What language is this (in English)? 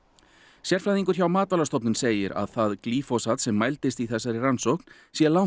Icelandic